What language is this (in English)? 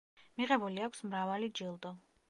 Georgian